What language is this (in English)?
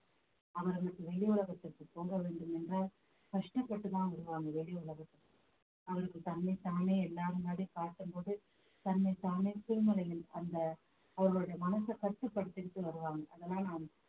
Tamil